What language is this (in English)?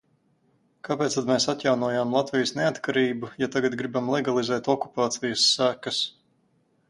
Latvian